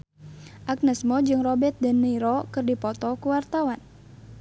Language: Sundanese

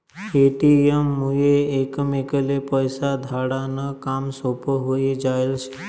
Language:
Marathi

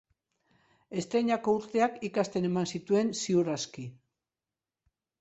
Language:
Basque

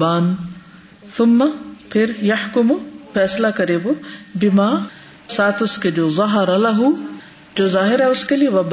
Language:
Urdu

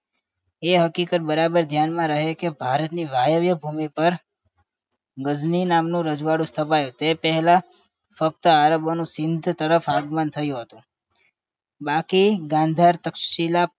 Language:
Gujarati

